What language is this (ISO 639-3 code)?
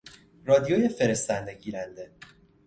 fas